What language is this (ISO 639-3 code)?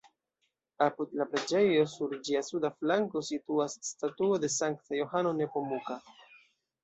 epo